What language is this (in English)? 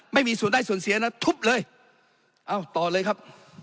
Thai